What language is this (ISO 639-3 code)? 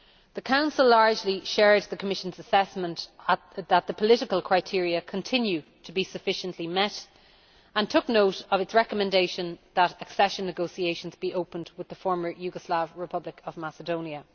eng